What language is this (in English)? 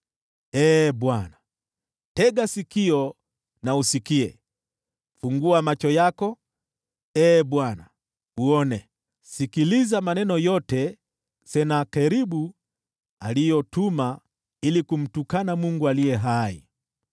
Swahili